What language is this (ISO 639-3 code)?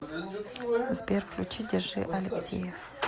rus